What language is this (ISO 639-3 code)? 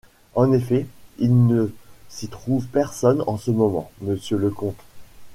fra